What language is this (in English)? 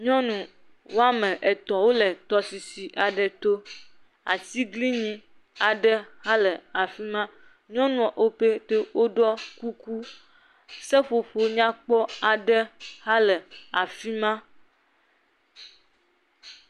Ewe